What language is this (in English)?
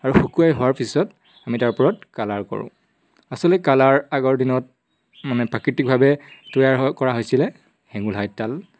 Assamese